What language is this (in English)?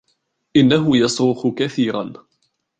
Arabic